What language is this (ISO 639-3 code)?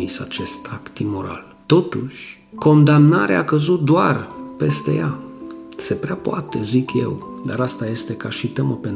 ron